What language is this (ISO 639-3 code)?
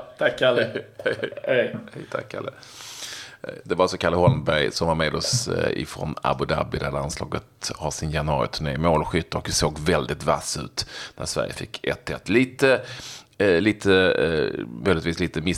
swe